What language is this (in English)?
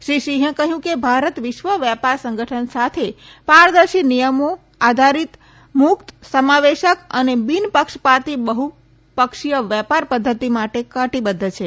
Gujarati